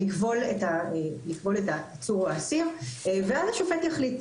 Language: Hebrew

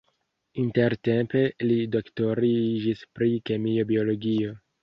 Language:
Esperanto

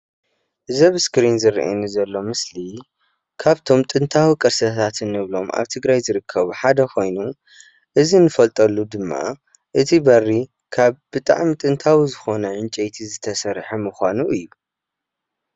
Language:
Tigrinya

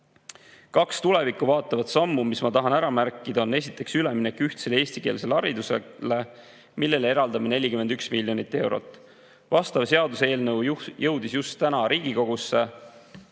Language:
Estonian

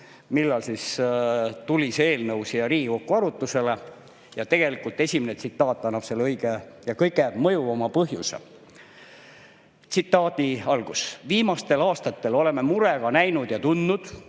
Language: Estonian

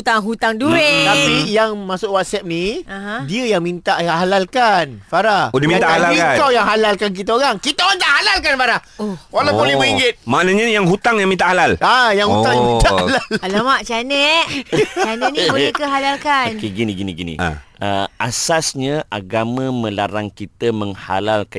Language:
Malay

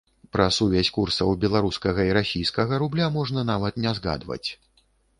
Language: Belarusian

